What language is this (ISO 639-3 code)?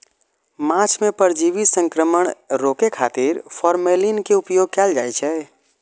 mai